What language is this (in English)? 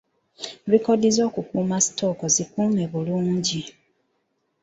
Ganda